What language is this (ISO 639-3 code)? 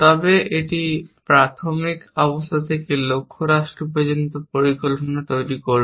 ben